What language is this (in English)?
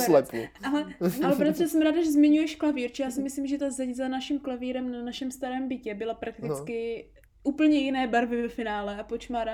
Czech